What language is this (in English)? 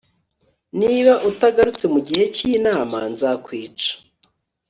Kinyarwanda